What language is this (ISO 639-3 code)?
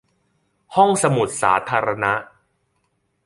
tha